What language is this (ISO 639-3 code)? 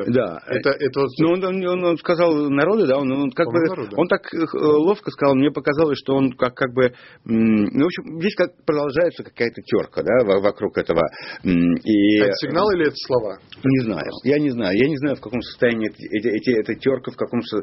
rus